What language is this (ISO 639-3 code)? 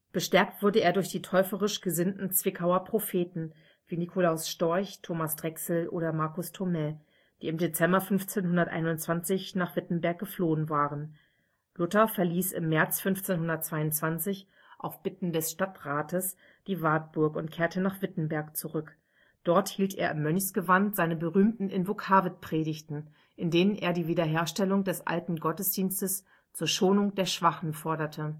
deu